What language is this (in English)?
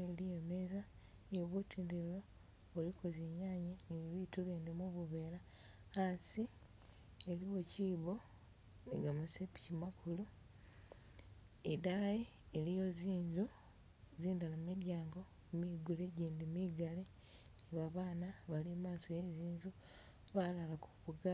Masaaba